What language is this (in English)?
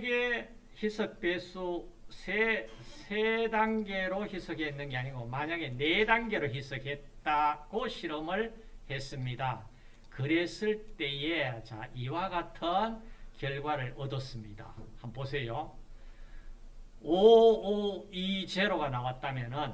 Korean